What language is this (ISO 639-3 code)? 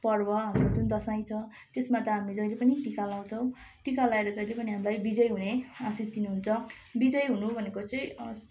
nep